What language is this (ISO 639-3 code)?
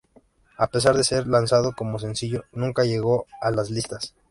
spa